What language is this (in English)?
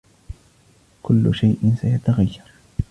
Arabic